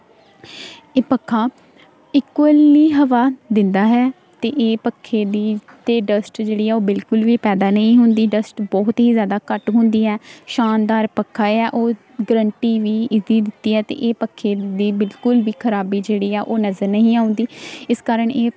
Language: Punjabi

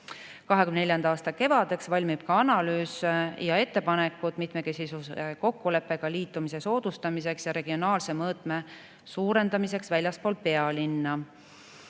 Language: Estonian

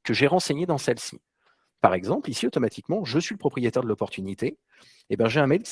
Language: French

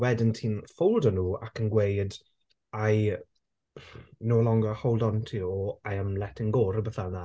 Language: Welsh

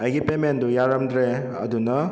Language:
Manipuri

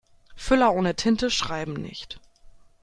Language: German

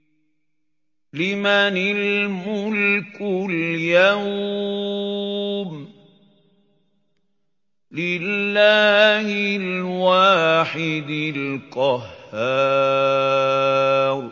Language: Arabic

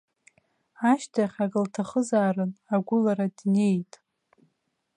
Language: Abkhazian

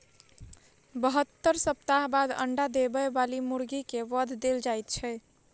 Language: Maithili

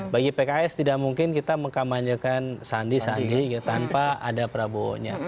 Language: Indonesian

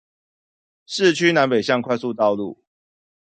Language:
Chinese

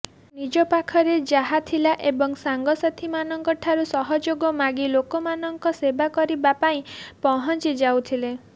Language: Odia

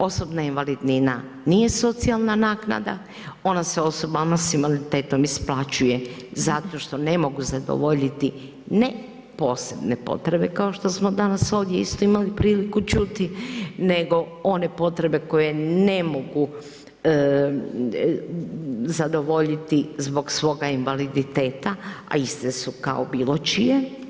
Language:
Croatian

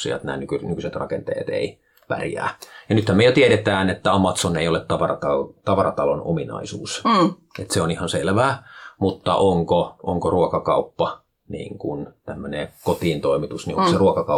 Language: Finnish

